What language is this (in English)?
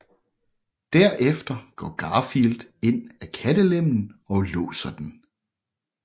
Danish